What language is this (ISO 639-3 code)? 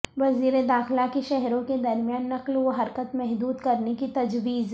urd